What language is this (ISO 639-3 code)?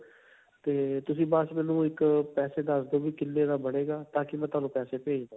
pan